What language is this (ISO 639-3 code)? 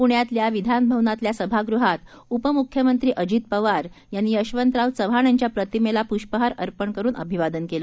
mar